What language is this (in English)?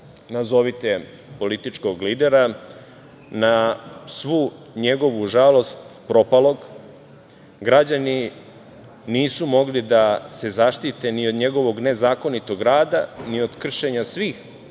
Serbian